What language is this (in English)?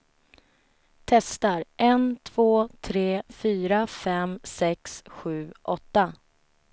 Swedish